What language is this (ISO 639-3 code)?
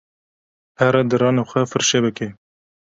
kur